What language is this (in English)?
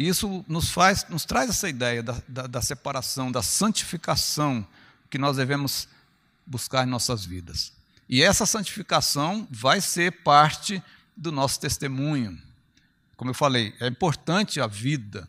Portuguese